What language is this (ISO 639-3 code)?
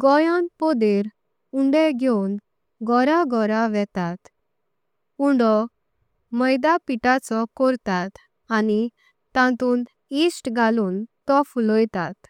kok